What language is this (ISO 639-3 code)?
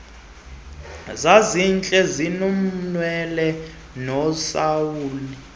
xho